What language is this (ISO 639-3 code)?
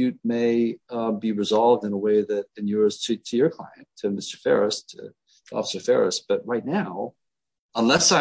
eng